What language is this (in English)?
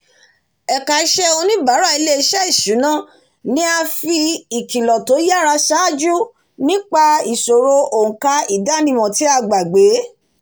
Yoruba